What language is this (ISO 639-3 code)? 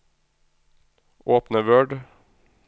nor